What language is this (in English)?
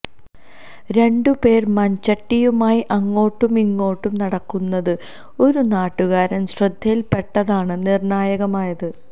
Malayalam